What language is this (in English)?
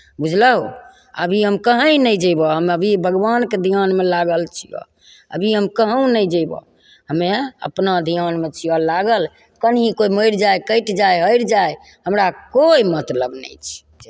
Maithili